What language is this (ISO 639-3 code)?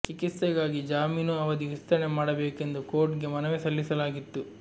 kan